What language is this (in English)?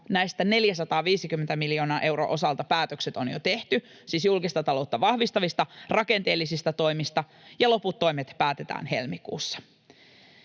Finnish